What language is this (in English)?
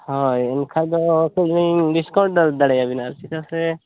Santali